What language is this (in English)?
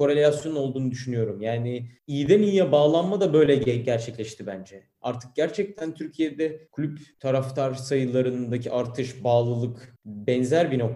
Turkish